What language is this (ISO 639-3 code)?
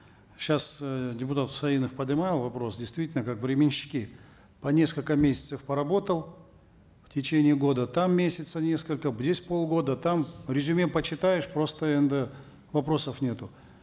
kaz